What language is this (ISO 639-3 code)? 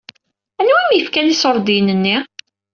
kab